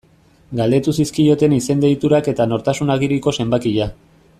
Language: Basque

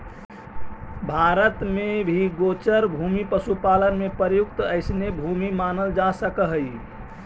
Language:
Magahi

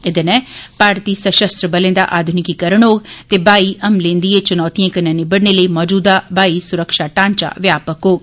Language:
Dogri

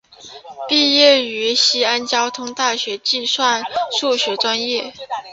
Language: Chinese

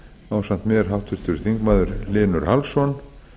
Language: Icelandic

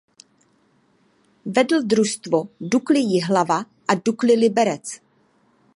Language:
Czech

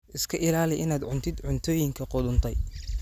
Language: Somali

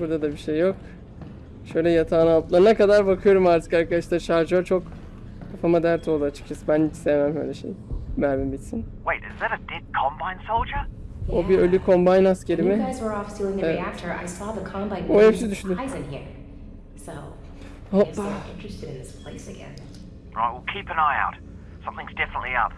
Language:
Turkish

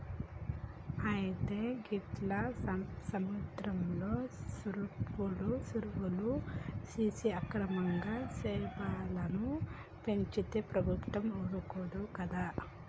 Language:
Telugu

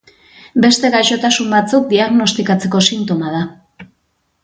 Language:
Basque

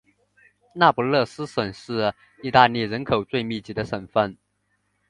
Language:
Chinese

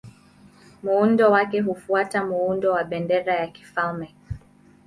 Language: Swahili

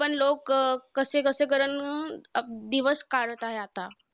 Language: Marathi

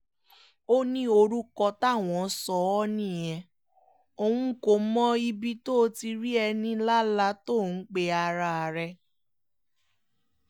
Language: Yoruba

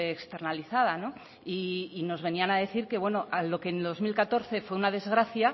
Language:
Spanish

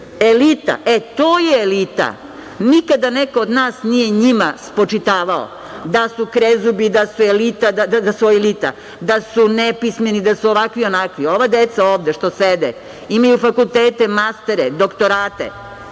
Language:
Serbian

